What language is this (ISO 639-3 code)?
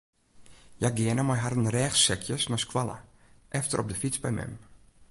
fry